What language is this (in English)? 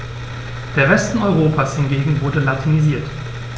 German